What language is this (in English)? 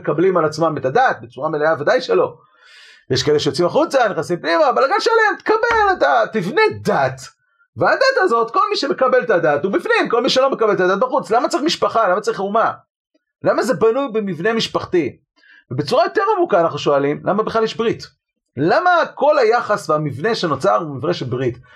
Hebrew